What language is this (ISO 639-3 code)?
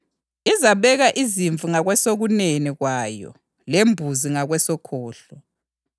nde